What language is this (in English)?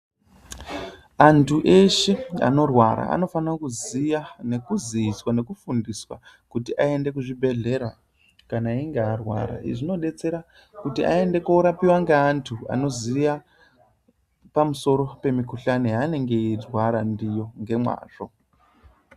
Ndau